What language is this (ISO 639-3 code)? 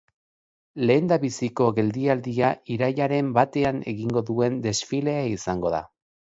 eus